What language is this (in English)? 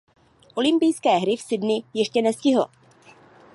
Czech